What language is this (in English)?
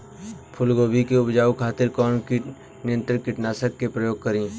Bhojpuri